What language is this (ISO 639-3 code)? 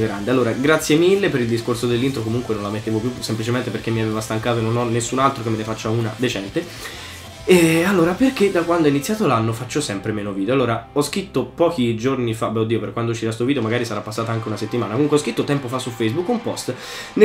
ita